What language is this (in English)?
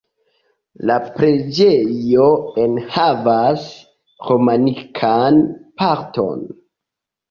Esperanto